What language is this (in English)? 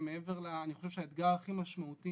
Hebrew